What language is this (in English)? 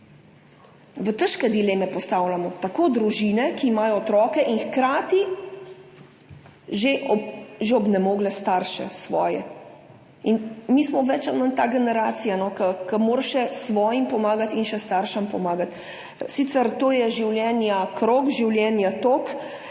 Slovenian